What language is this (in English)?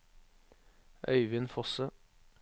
Norwegian